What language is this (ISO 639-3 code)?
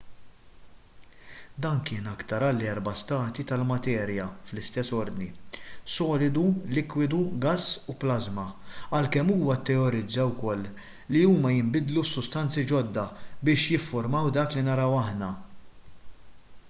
mlt